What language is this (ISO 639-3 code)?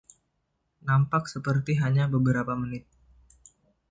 ind